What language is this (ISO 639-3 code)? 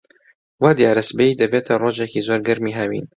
ckb